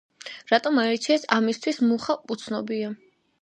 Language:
Georgian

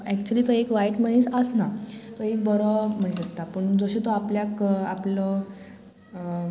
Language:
Konkani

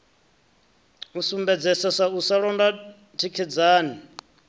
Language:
Venda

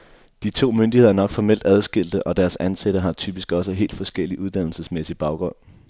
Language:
Danish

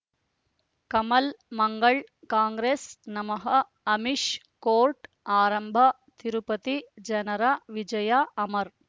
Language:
Kannada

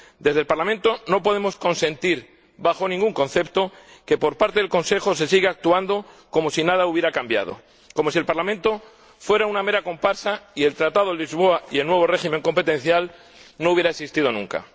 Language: Spanish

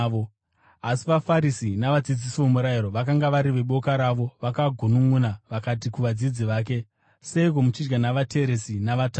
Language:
Shona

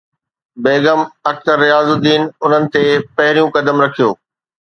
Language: Sindhi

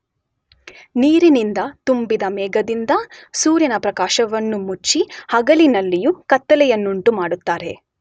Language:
Kannada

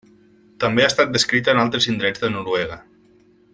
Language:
Catalan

